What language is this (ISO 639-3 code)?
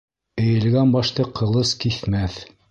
bak